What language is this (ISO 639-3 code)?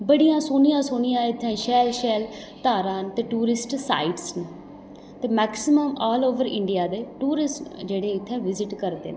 doi